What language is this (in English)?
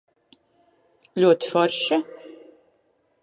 Latvian